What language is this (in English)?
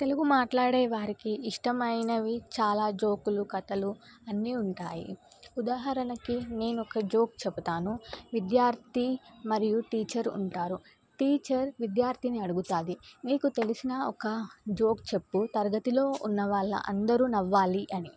Telugu